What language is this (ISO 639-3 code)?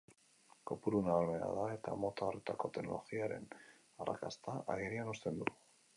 eus